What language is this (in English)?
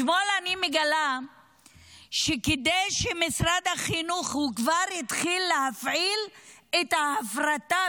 Hebrew